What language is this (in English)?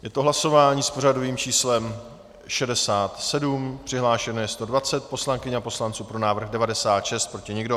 Czech